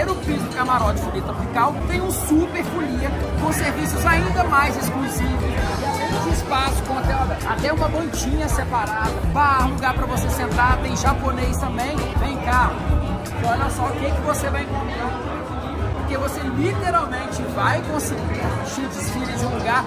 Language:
Portuguese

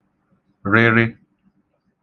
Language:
Igbo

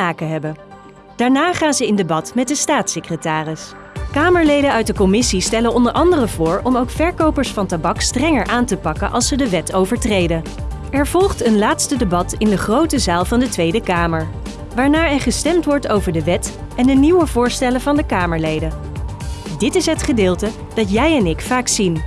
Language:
Dutch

